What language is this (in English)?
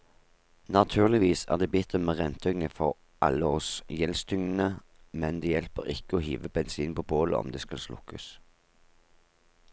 Norwegian